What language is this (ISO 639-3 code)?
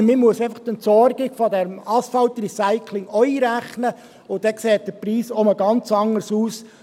gsw